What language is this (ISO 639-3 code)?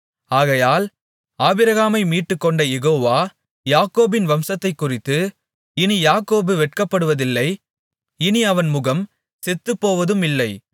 tam